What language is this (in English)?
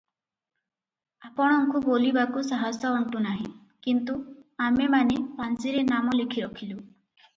Odia